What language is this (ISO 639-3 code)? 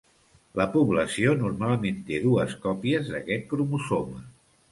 cat